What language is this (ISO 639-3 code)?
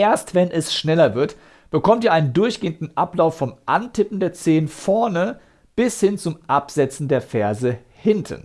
deu